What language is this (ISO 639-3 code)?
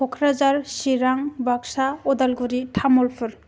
brx